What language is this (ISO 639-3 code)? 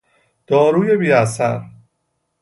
fas